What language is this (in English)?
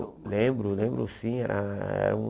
Portuguese